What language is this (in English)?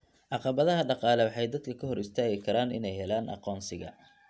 Somali